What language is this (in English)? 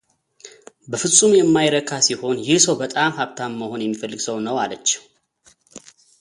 Amharic